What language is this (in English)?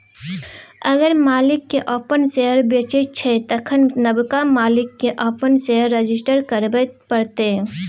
Maithili